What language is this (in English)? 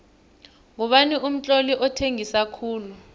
South Ndebele